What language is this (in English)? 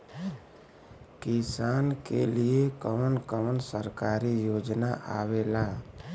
Bhojpuri